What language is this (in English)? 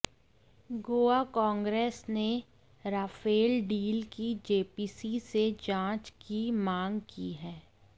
Hindi